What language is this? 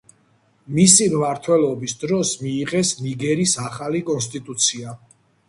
Georgian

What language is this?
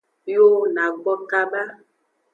Aja (Benin)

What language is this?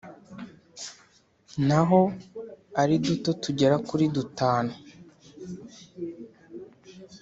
Kinyarwanda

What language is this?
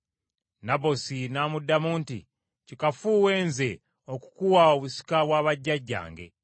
Ganda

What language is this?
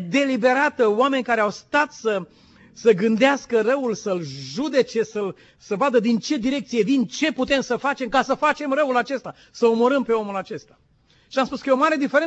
Romanian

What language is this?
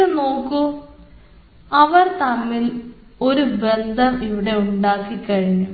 Malayalam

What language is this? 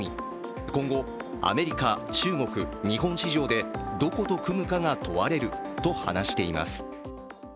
Japanese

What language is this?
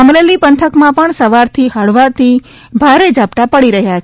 Gujarati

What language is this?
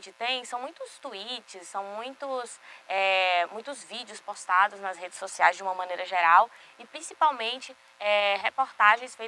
Portuguese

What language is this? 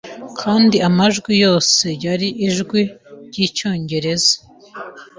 Kinyarwanda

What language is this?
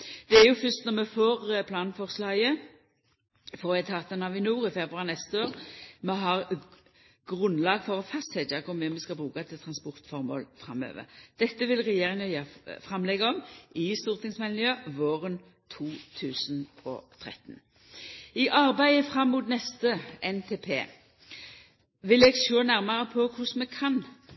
Norwegian Nynorsk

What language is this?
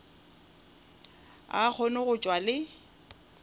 Northern Sotho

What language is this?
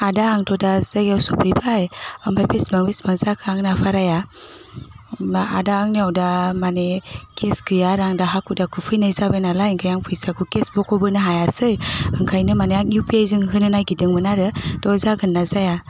Bodo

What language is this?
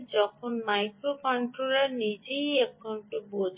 Bangla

